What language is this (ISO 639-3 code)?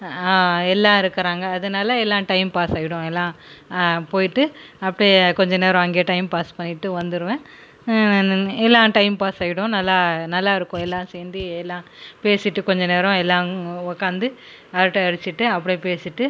tam